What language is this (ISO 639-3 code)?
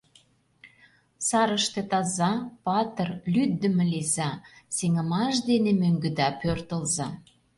chm